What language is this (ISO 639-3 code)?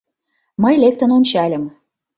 chm